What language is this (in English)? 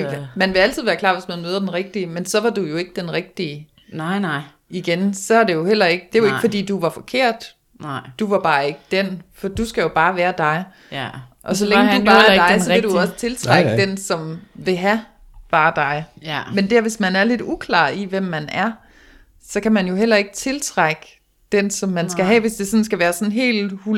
Danish